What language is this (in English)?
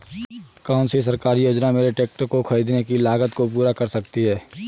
Hindi